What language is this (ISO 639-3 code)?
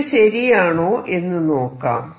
mal